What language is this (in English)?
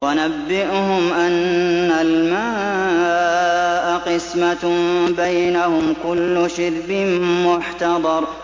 Arabic